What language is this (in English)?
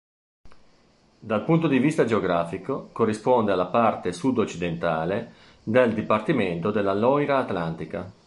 Italian